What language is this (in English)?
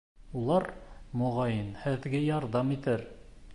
Bashkir